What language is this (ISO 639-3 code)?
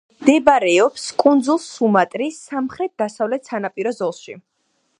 kat